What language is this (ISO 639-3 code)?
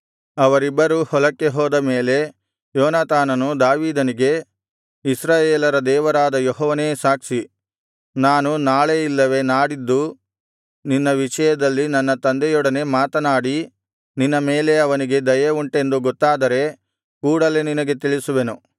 kan